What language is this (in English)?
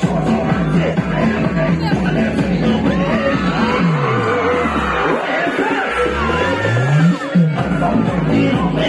English